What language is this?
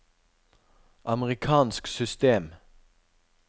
Norwegian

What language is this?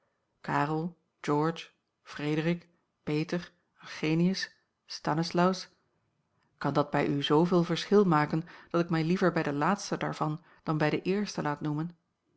Dutch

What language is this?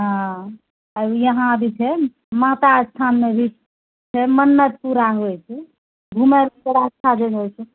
Maithili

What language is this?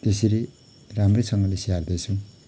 Nepali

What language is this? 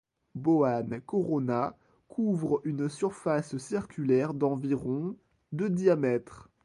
French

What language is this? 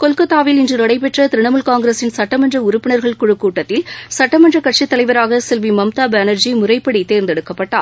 Tamil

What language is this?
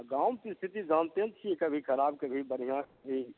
Maithili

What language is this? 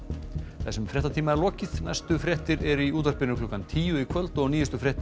Icelandic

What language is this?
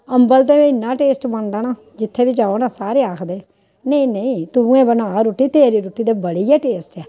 Dogri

